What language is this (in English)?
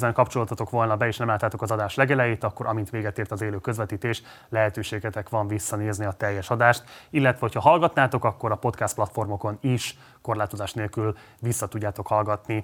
Hungarian